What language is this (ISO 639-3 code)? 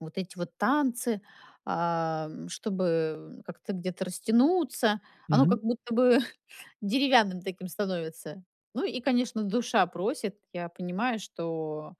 rus